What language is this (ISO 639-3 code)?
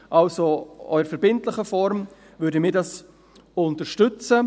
gsw